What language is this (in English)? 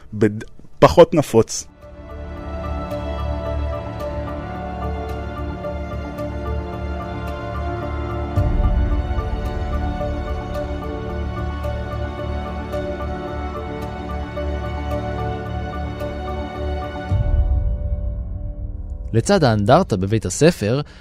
Hebrew